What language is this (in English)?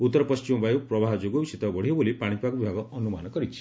Odia